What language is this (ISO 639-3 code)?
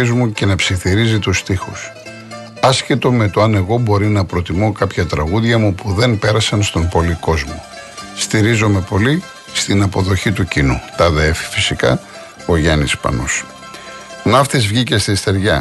ell